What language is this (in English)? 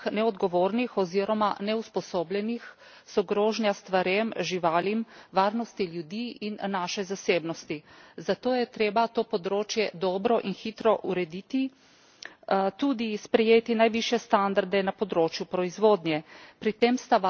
Slovenian